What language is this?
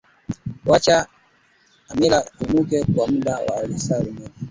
Swahili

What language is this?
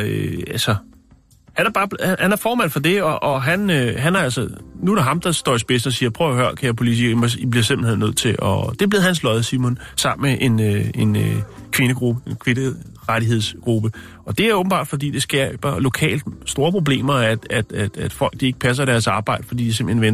Danish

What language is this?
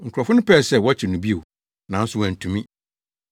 Akan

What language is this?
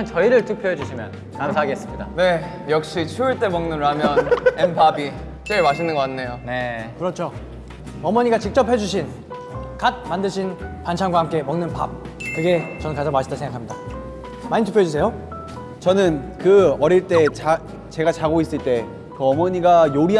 Korean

